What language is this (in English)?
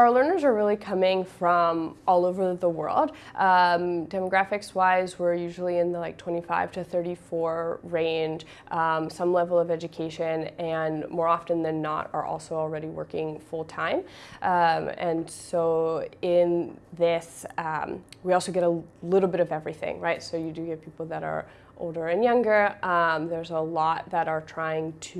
English